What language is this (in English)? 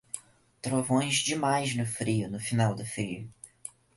Portuguese